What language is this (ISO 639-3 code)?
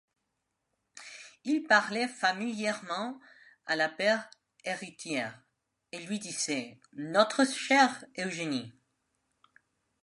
fra